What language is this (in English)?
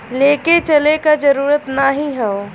Bhojpuri